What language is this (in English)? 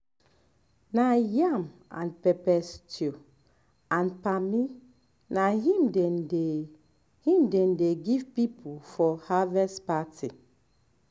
Nigerian Pidgin